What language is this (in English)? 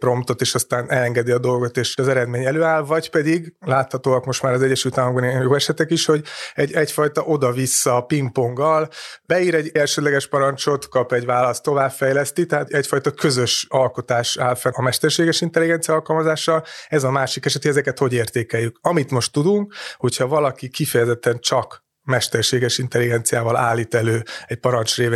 Hungarian